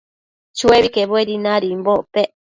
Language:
Matsés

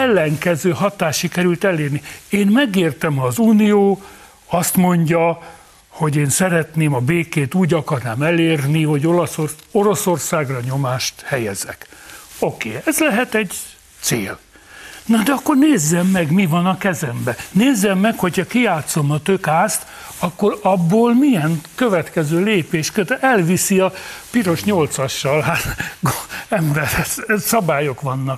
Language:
Hungarian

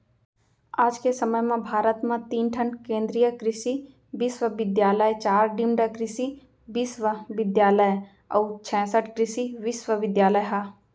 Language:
Chhattisgarhi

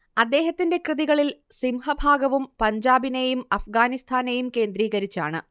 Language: Malayalam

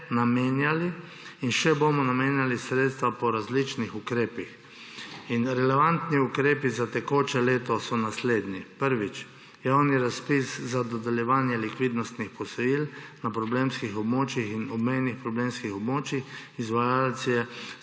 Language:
Slovenian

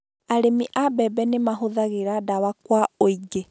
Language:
Kikuyu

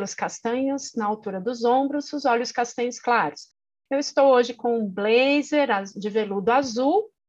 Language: Portuguese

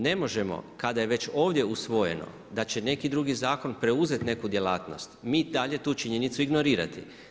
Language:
Croatian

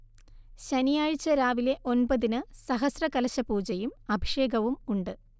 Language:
Malayalam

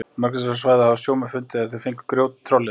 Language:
Icelandic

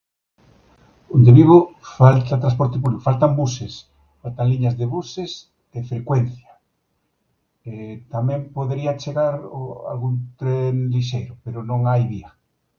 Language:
Galician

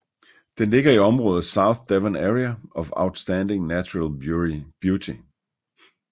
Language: Danish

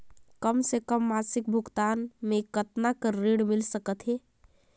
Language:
Chhattisgarhi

